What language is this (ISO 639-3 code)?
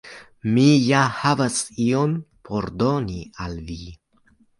epo